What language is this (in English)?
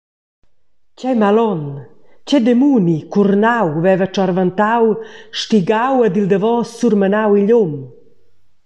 Romansh